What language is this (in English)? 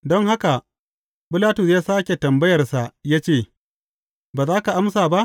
Hausa